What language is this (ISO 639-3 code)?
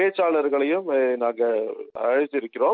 tam